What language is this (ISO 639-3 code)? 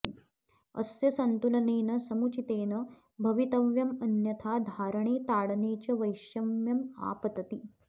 san